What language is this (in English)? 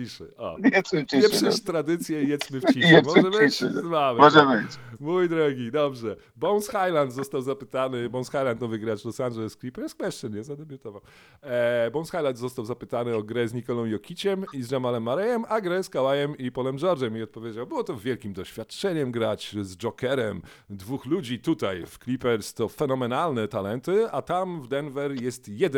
Polish